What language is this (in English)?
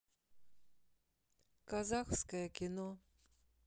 Russian